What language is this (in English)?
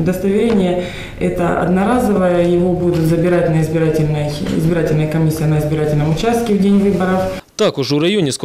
Russian